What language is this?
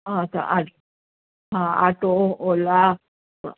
Sindhi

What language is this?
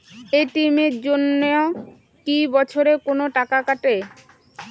Bangla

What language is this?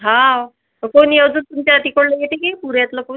Marathi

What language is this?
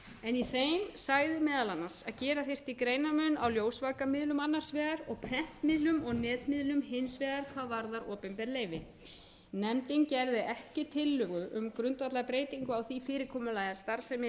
Icelandic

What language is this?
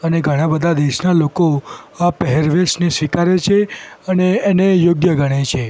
Gujarati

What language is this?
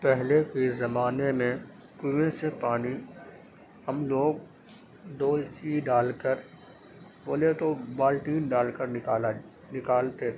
Urdu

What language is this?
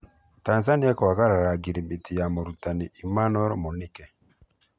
Kikuyu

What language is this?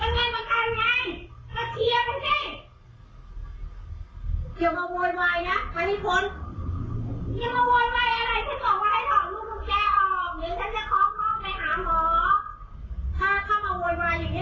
Thai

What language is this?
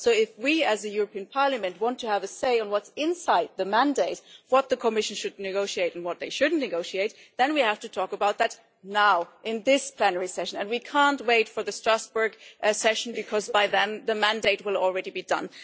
English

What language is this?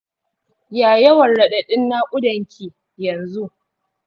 Hausa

